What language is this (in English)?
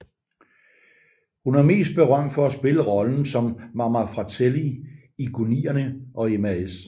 Danish